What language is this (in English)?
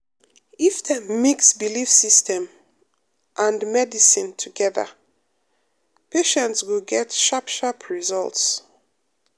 Nigerian Pidgin